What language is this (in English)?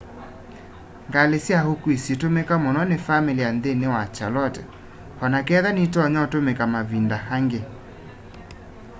Kamba